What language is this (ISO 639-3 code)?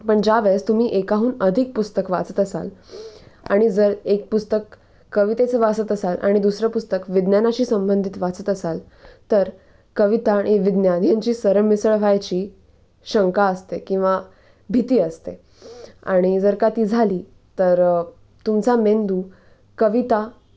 mar